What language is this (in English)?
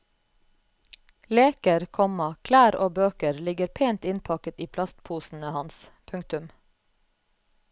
Norwegian